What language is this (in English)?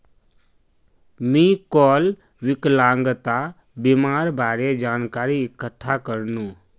Magahi